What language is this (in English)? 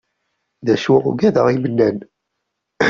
Kabyle